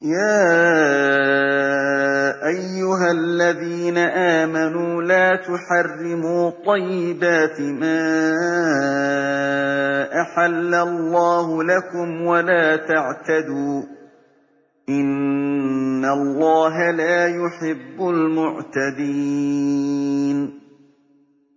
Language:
Arabic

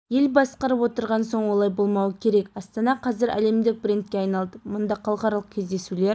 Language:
Kazakh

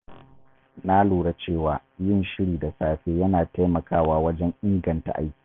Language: Hausa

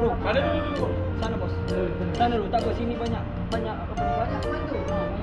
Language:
Malay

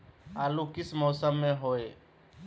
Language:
Magahi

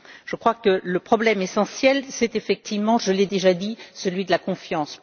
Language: French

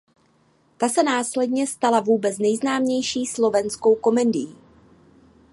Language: Czech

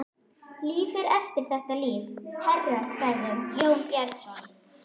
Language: Icelandic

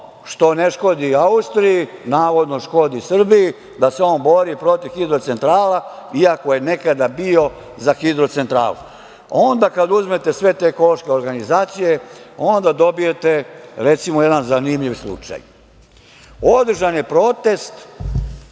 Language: Serbian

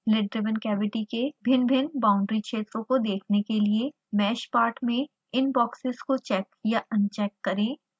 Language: Hindi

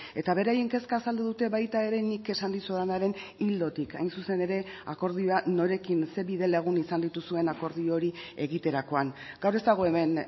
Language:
Basque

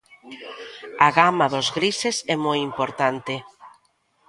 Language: Galician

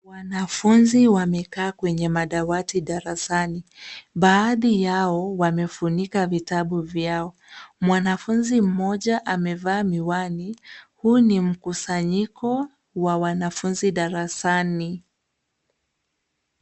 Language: Swahili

